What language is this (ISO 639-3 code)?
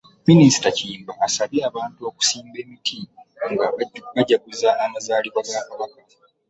lug